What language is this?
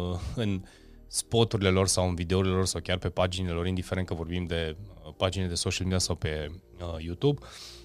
Romanian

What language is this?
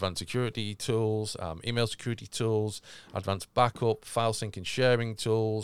English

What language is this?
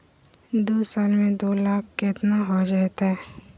Magahi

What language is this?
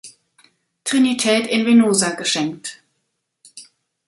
German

